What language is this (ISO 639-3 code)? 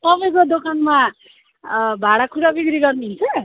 nep